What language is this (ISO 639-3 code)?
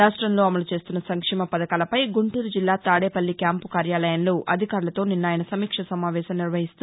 tel